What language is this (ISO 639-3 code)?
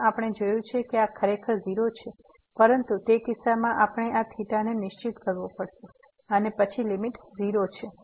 guj